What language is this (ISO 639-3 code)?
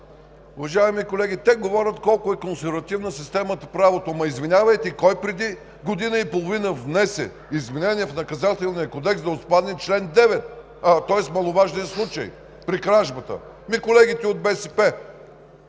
bul